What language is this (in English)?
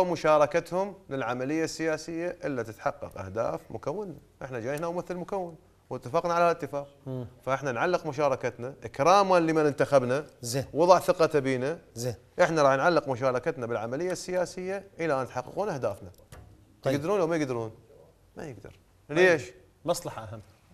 Arabic